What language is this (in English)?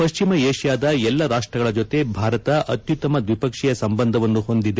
Kannada